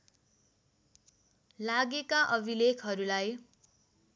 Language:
Nepali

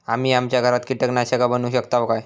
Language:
Marathi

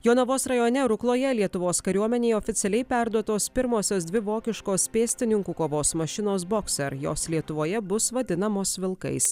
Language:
Lithuanian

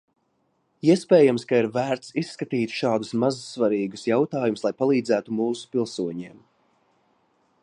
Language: Latvian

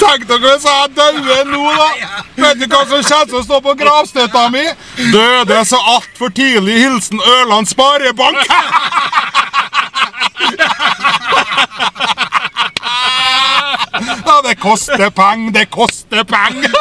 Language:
Norwegian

